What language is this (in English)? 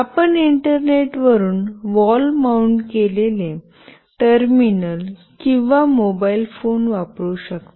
Marathi